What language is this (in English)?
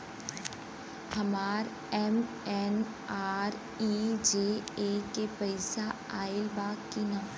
Bhojpuri